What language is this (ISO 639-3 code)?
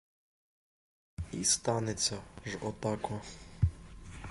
ukr